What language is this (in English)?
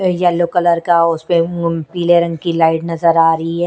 Hindi